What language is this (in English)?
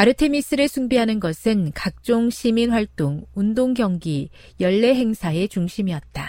Korean